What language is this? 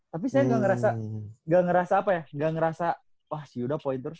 Indonesian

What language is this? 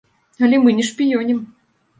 Belarusian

